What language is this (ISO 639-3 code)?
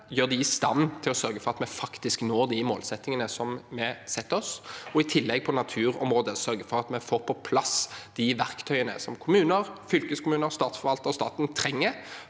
nor